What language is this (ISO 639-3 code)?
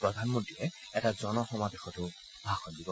asm